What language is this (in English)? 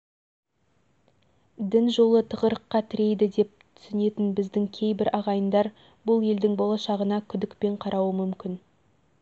Kazakh